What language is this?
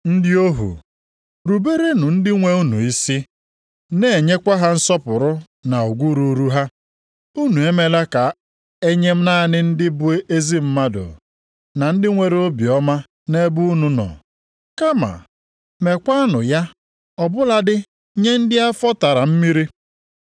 Igbo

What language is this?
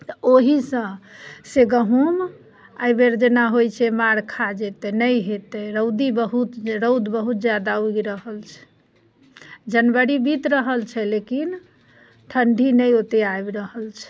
Maithili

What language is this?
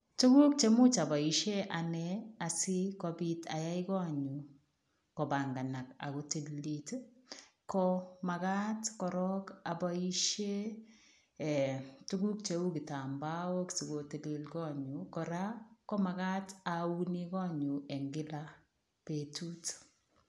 Kalenjin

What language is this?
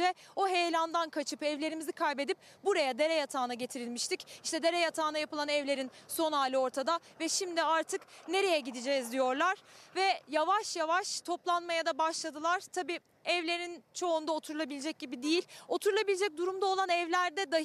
Turkish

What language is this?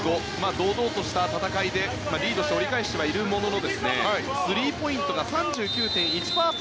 Japanese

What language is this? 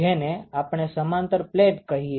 Gujarati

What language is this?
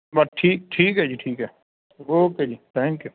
Punjabi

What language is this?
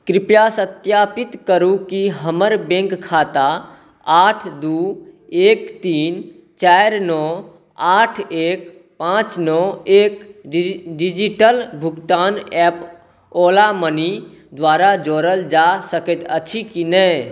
Maithili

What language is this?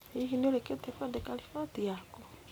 Kikuyu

